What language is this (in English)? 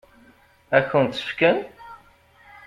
Kabyle